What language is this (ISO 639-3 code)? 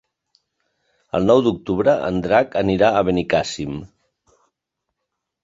cat